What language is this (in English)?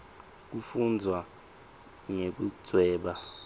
Swati